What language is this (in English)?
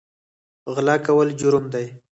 Pashto